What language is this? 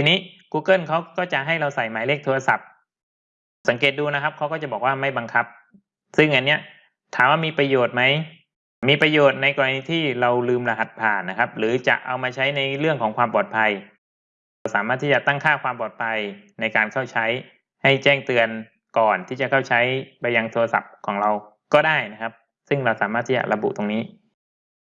Thai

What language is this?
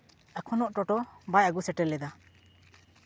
Santali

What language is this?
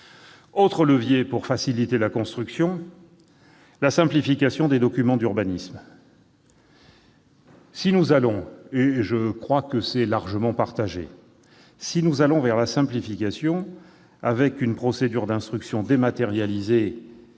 French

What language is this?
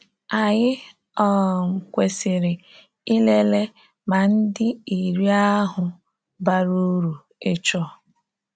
Igbo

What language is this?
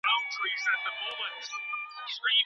Pashto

